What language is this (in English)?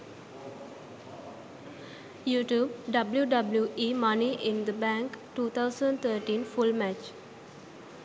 Sinhala